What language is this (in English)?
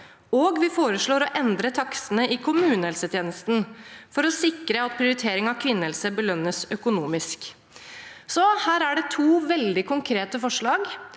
Norwegian